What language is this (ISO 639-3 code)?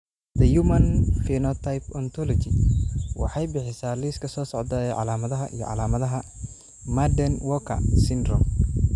som